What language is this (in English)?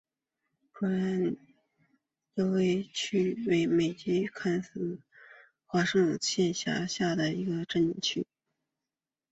Chinese